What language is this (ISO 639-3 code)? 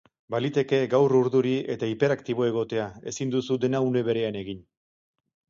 eus